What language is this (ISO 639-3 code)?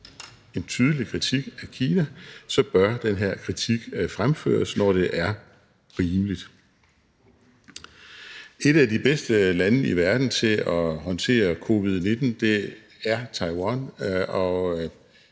dan